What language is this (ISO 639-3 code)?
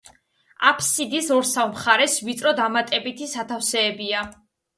kat